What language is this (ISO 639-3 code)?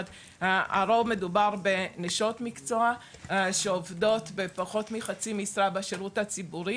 heb